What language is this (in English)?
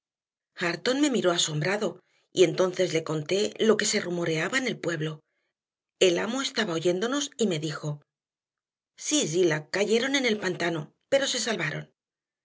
Spanish